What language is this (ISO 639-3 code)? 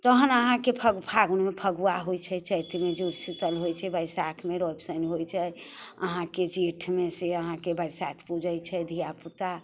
mai